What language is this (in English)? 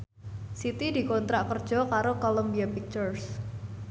Javanese